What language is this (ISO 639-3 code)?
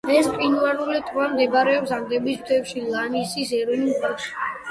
kat